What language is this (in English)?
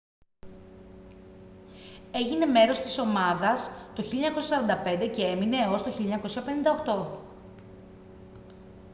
Greek